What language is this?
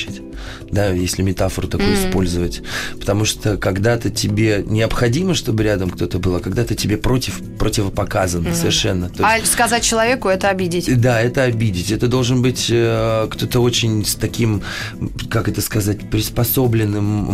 Russian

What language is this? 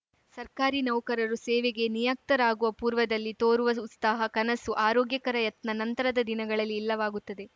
Kannada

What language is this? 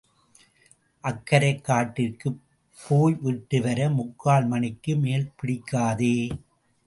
Tamil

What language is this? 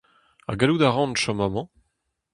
Breton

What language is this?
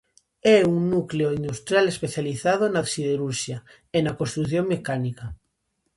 Galician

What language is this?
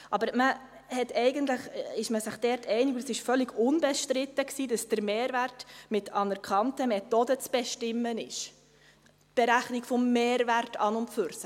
Swiss German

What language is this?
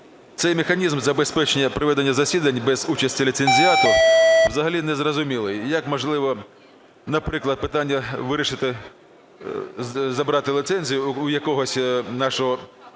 Ukrainian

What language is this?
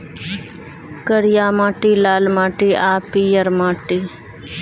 Maithili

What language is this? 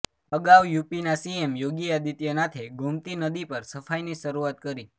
Gujarati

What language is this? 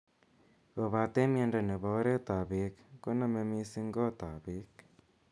Kalenjin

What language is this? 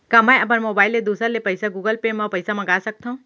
Chhattisgarhi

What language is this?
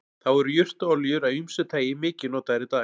Icelandic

